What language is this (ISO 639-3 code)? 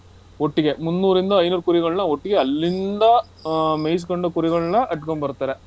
kan